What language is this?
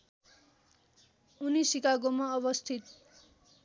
Nepali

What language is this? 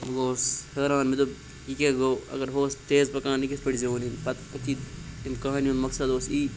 Kashmiri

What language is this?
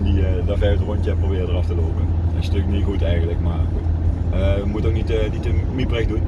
Dutch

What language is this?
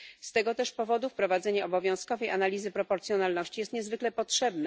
Polish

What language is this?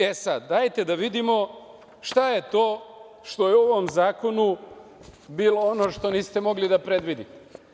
Serbian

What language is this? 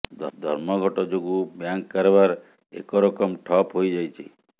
Odia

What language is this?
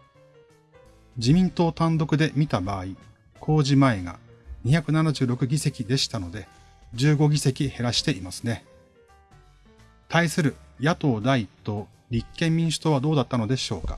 Japanese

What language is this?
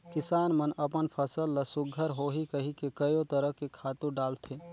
Chhattisgarhi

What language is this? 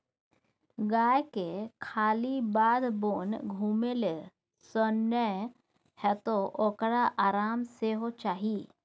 Maithili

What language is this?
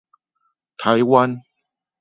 Chinese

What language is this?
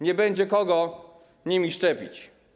Polish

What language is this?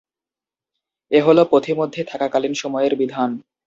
Bangla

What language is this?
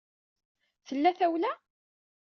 Kabyle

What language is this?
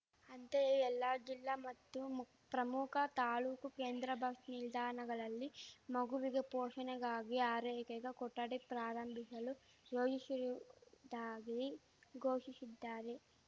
Kannada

